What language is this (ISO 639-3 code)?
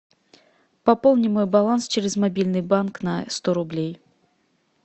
rus